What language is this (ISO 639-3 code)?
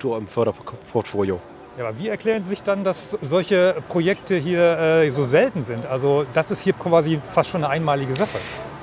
deu